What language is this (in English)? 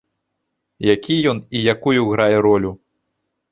Belarusian